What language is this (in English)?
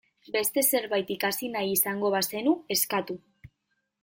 Basque